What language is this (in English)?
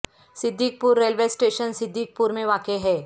Urdu